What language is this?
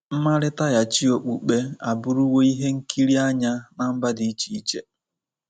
Igbo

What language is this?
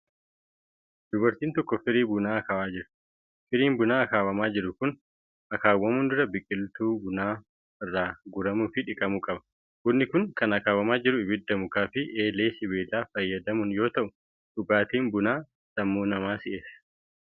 Oromo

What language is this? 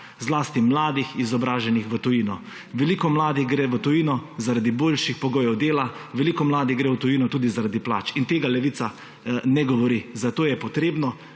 Slovenian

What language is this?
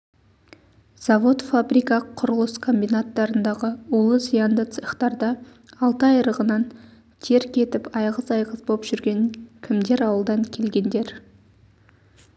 Kazakh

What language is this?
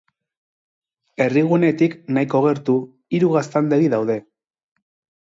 Basque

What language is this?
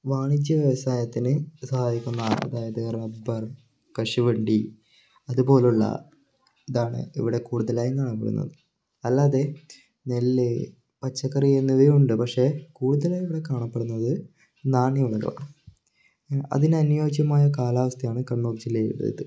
Malayalam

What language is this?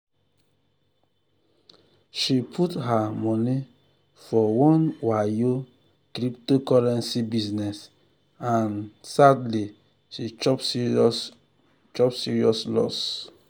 Nigerian Pidgin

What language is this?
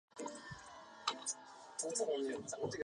Chinese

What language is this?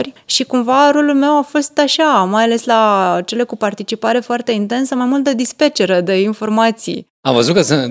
Romanian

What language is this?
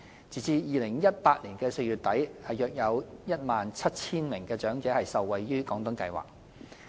Cantonese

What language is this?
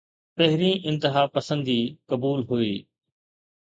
Sindhi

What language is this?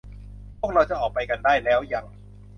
Thai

